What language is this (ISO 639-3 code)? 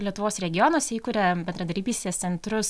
lit